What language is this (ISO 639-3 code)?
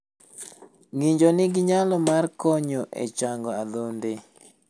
luo